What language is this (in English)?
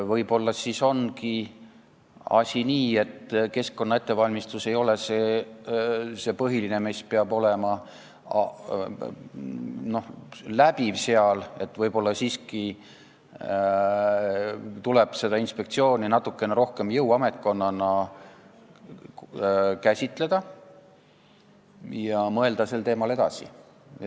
Estonian